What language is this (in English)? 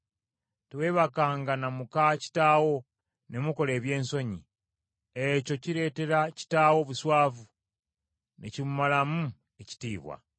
Ganda